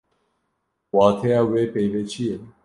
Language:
Kurdish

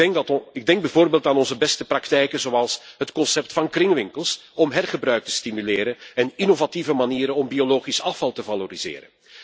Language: Dutch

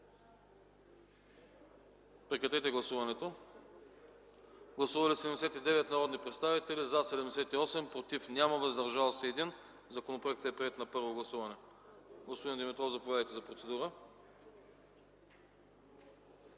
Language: Bulgarian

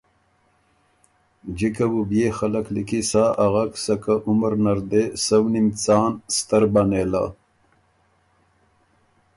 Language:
Ormuri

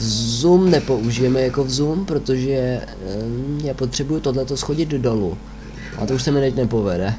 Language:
Czech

